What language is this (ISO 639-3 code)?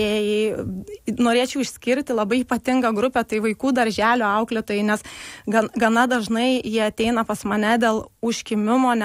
lit